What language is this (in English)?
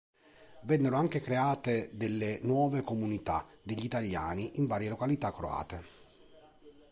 Italian